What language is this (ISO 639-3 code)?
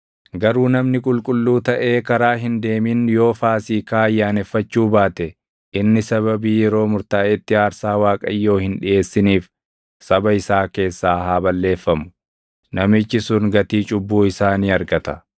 orm